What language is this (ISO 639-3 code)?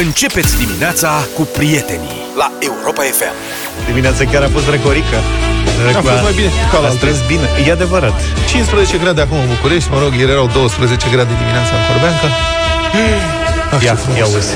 ron